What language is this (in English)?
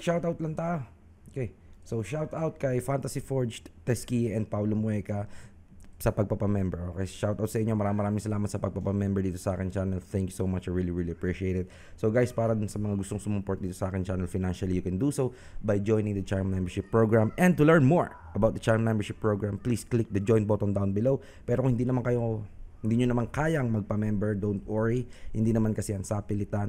Filipino